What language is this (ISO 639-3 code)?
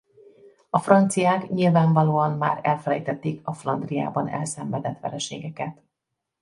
hun